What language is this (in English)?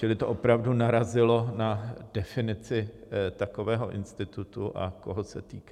Czech